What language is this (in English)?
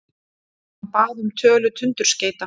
Icelandic